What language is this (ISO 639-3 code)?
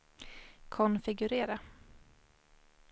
swe